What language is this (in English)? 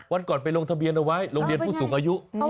Thai